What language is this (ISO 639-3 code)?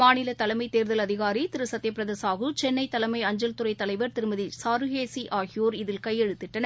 tam